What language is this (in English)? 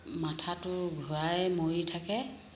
Assamese